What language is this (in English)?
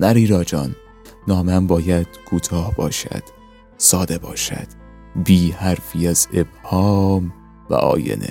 Persian